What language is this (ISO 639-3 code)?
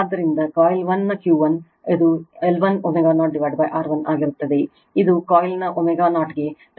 kan